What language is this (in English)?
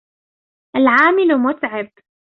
Arabic